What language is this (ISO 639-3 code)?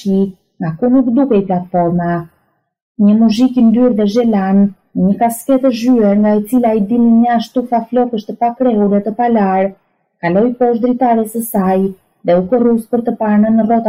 ron